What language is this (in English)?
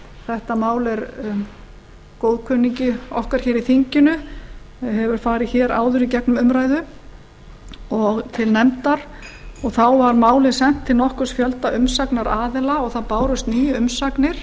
Icelandic